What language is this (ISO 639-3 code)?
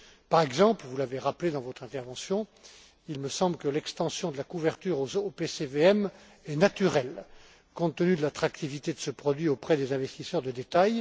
fra